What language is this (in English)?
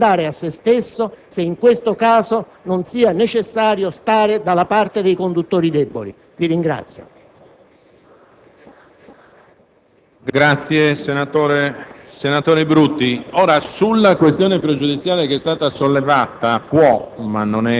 Italian